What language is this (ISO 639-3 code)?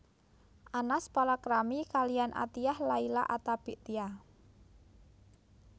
jav